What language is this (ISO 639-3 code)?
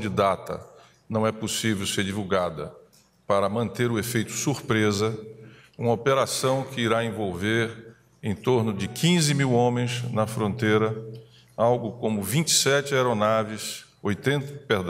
por